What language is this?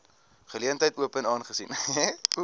Afrikaans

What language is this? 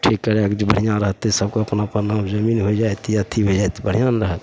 Maithili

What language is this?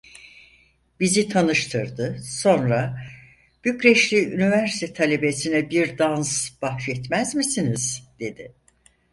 Turkish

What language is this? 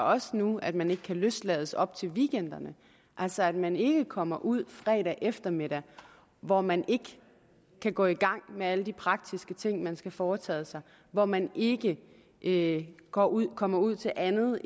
Danish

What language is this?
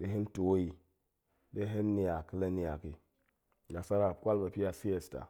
Goemai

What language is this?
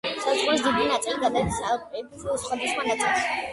Georgian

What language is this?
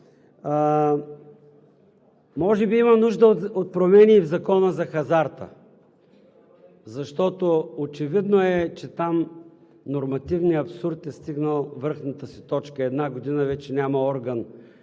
Bulgarian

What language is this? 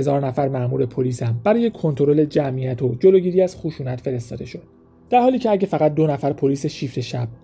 Persian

